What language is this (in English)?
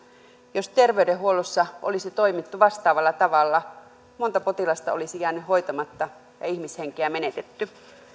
Finnish